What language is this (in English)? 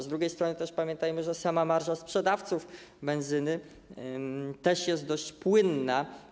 Polish